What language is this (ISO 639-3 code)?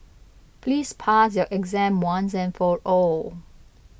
eng